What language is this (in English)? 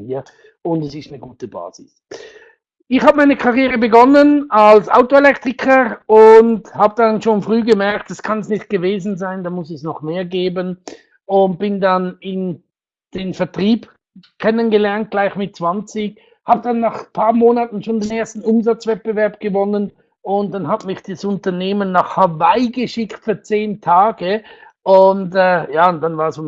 German